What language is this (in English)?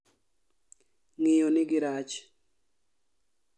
Luo (Kenya and Tanzania)